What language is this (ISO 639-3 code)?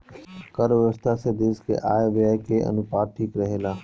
bho